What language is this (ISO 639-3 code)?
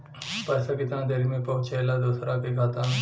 bho